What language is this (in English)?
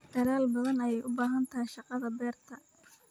Somali